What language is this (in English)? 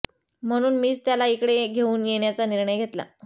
Marathi